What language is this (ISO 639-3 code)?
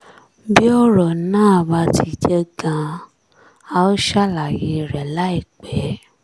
yor